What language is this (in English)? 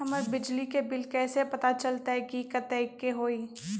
Magahi